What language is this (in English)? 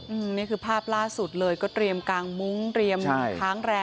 Thai